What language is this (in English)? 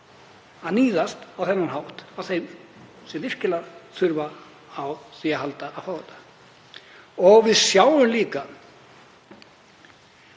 Icelandic